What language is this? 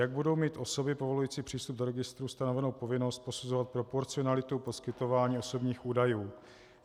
Czech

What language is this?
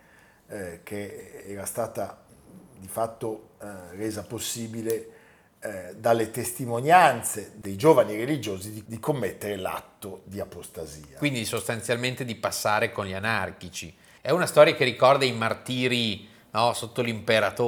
Italian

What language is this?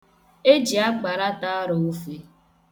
Igbo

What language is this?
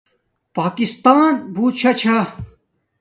Domaaki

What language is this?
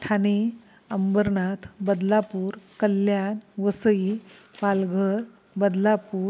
Marathi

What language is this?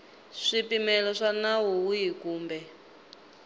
Tsonga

